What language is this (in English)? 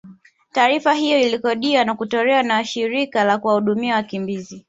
Swahili